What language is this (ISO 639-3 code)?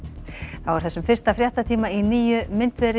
isl